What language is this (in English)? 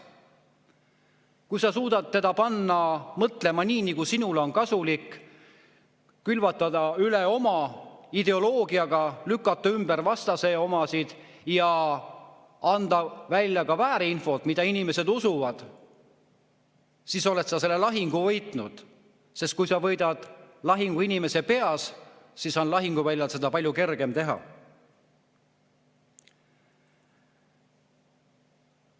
Estonian